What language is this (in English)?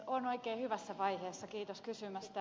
Finnish